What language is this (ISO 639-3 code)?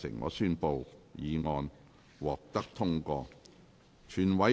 yue